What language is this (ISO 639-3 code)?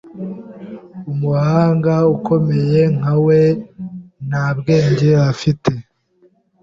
kin